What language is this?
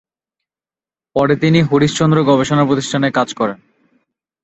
Bangla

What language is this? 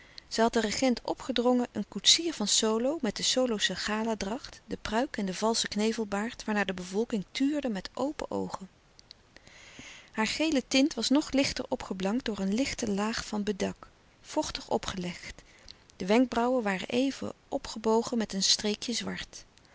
Dutch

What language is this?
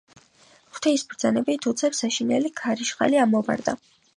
Georgian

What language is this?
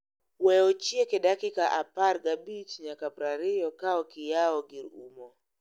Luo (Kenya and Tanzania)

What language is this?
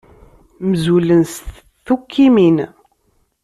Kabyle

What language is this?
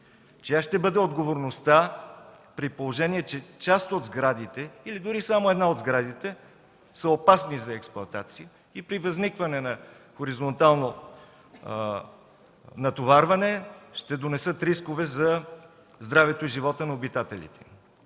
Bulgarian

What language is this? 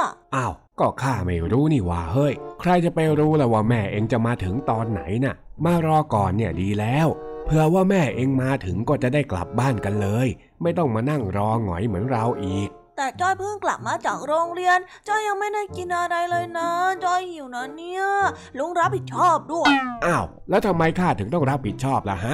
Thai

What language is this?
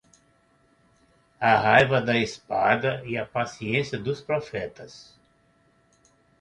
Portuguese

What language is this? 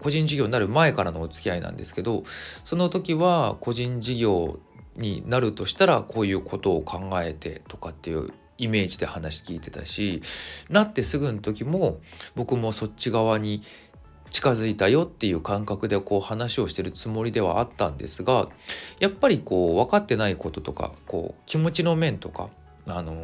Japanese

